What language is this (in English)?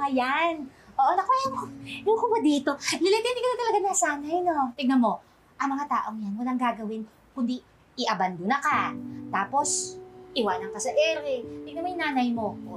Filipino